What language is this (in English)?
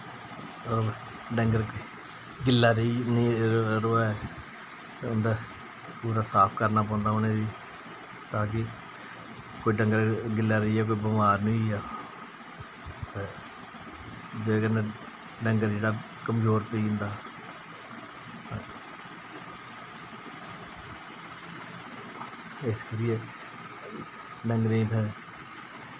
Dogri